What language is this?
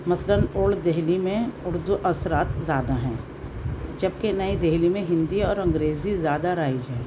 Urdu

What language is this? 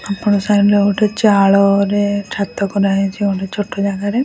Odia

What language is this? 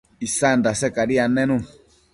Matsés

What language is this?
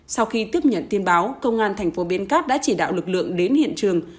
Vietnamese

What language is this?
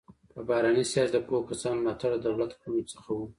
Pashto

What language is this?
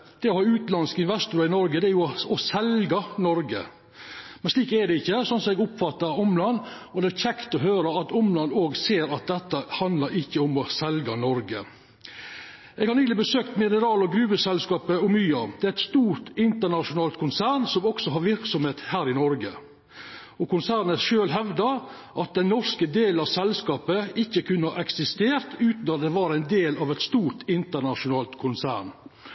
Norwegian Nynorsk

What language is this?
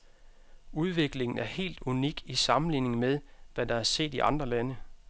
Danish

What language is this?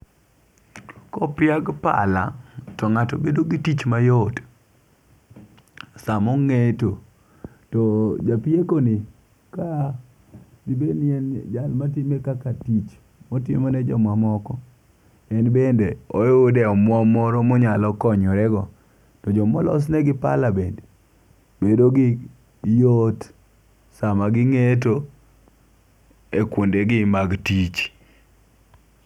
Luo (Kenya and Tanzania)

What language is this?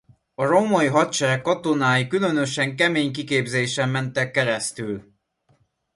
Hungarian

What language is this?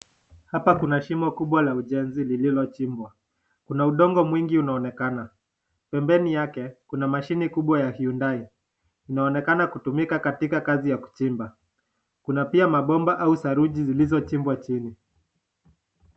Swahili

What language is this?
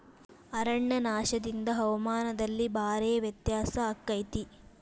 Kannada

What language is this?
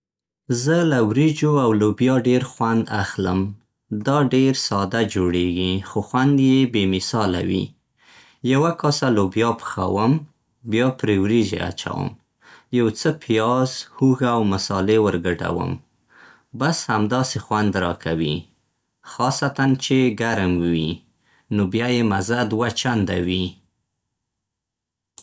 Central Pashto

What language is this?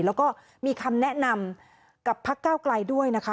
Thai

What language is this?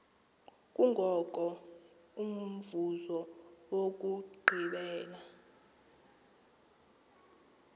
Xhosa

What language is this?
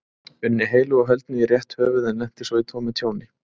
Icelandic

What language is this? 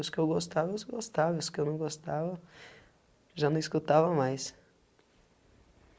Portuguese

